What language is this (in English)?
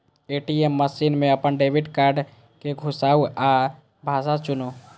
Maithili